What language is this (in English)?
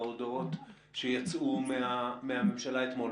Hebrew